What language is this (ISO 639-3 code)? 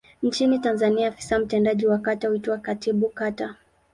swa